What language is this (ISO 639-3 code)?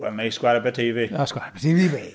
cym